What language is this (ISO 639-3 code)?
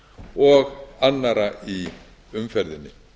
isl